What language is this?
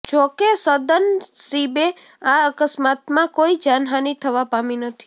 Gujarati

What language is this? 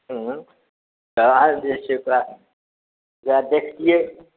Maithili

